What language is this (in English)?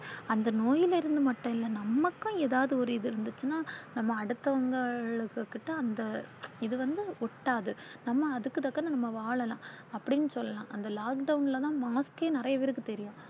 Tamil